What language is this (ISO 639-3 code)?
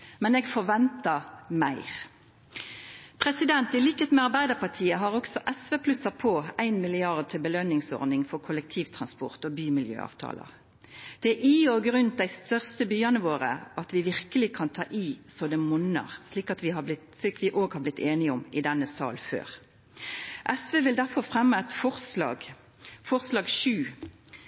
nno